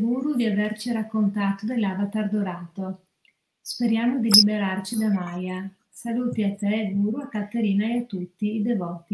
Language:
Italian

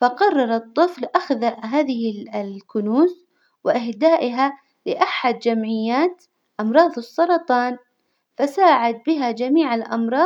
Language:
Hijazi Arabic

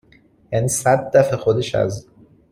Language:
Persian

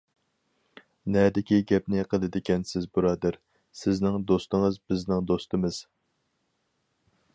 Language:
Uyghur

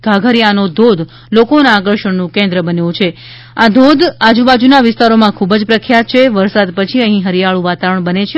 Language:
Gujarati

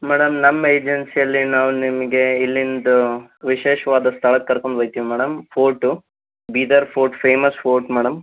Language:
Kannada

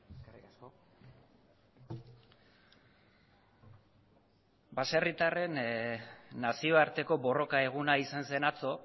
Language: Basque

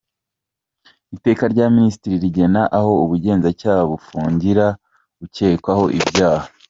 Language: Kinyarwanda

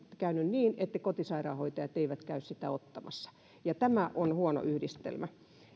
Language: Finnish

